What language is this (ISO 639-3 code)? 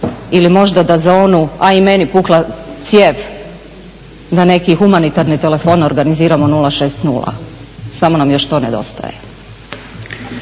hrv